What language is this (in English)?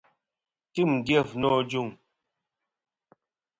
Kom